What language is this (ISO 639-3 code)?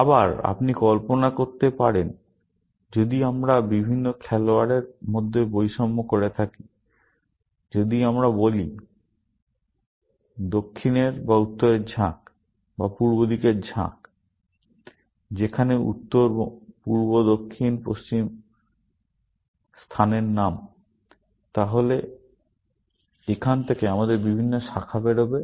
ben